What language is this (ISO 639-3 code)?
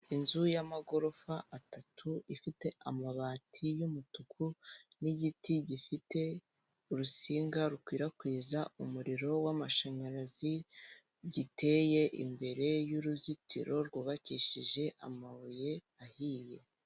kin